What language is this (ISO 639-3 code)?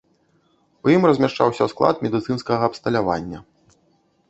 bel